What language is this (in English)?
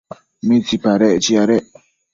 Matsés